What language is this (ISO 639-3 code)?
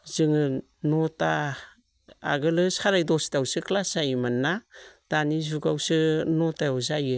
brx